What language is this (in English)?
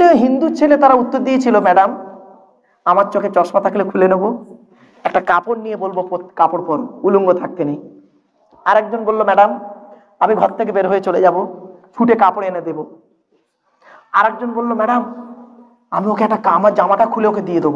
Indonesian